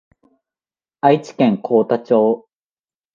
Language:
Japanese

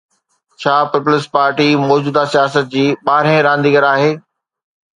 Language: Sindhi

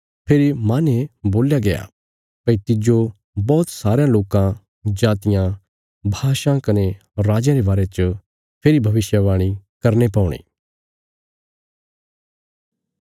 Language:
Bilaspuri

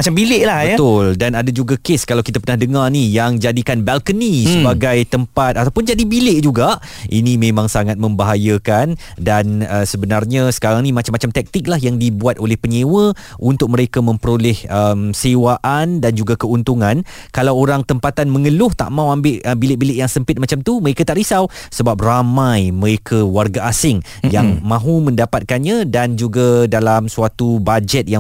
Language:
Malay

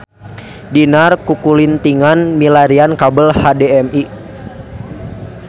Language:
Sundanese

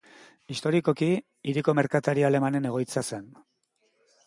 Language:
Basque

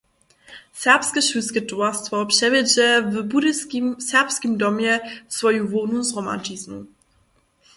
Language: Upper Sorbian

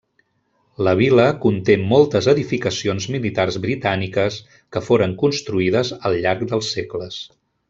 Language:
Catalan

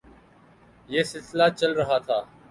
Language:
Urdu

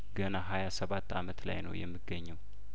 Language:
Amharic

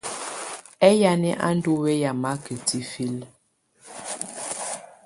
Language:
Tunen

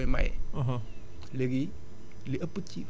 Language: Wolof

